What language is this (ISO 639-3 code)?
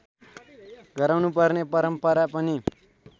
nep